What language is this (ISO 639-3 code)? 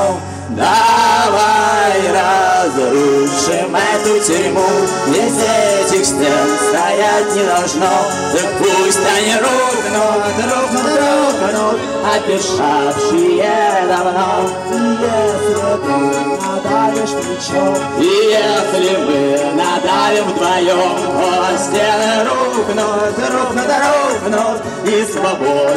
rus